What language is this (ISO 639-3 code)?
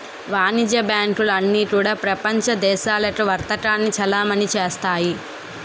tel